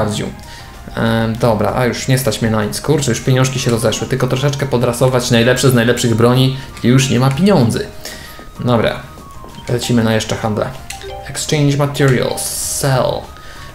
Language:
Polish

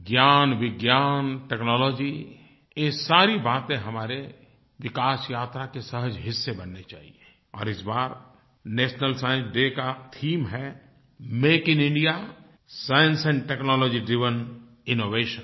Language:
Hindi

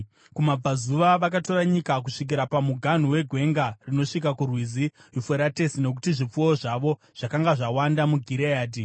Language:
Shona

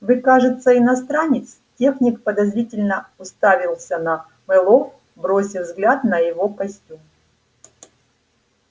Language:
Russian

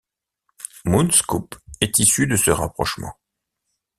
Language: French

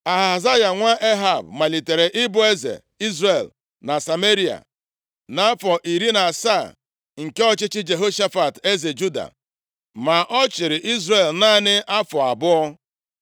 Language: Igbo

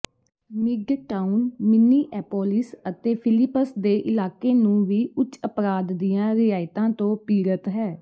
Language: Punjabi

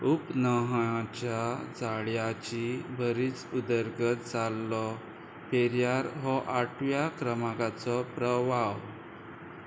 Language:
Konkani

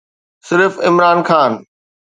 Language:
Sindhi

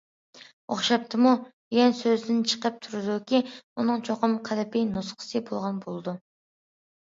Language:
Uyghur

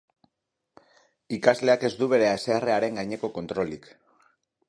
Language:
Basque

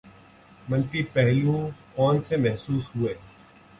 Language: Urdu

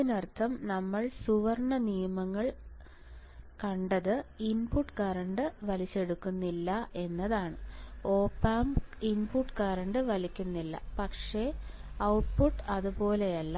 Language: Malayalam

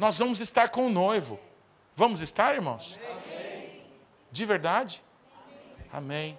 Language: Portuguese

